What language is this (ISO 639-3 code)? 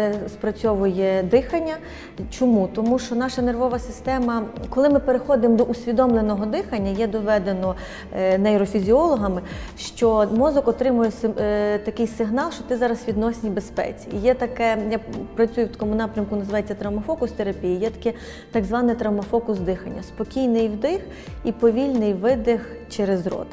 ukr